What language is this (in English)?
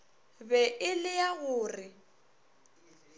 Northern Sotho